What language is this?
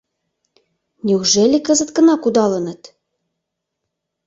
Mari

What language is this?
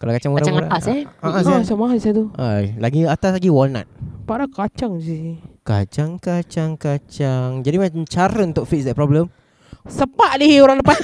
Malay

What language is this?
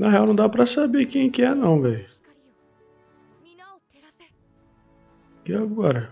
Portuguese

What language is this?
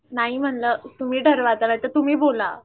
Marathi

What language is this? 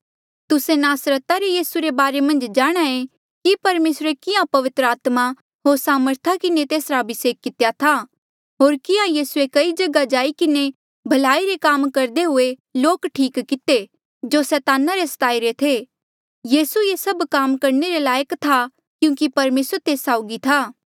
Mandeali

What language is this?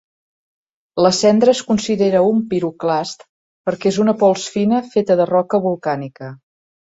Catalan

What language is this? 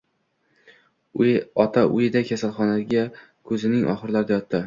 Uzbek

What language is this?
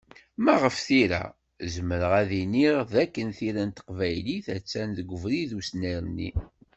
Kabyle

